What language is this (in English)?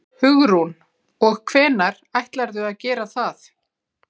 Icelandic